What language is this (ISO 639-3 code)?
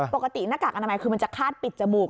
tha